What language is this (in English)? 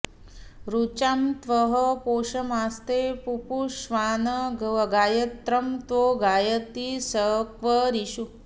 Sanskrit